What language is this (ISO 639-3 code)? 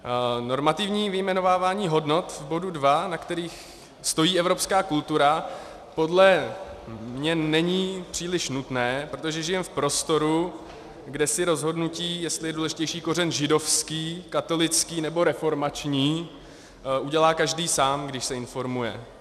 ces